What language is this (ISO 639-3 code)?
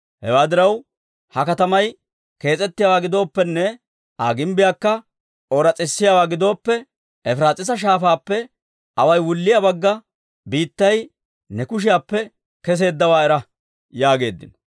dwr